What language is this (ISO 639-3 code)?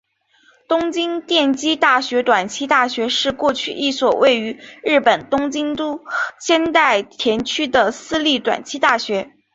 zho